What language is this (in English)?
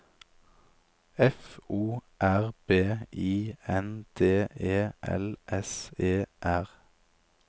Norwegian